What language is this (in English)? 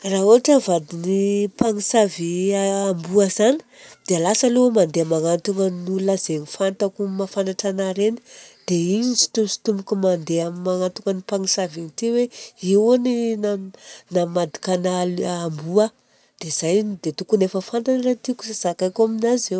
Southern Betsimisaraka Malagasy